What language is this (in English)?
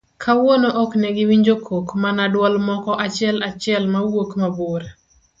Luo (Kenya and Tanzania)